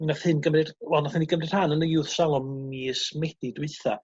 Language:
Welsh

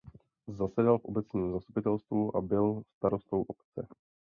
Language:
Czech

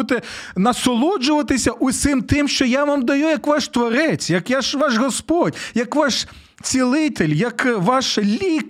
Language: Ukrainian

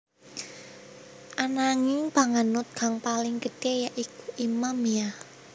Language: Javanese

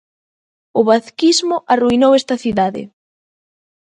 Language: Galician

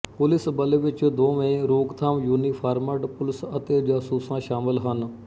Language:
Punjabi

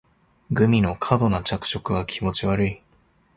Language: Japanese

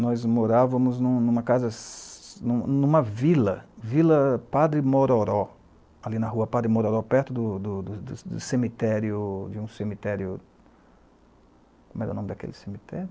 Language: Portuguese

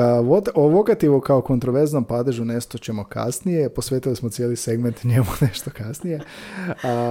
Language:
Croatian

